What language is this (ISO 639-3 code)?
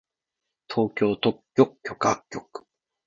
jpn